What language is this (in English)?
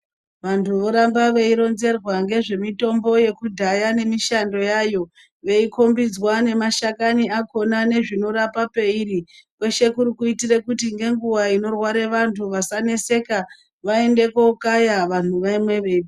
Ndau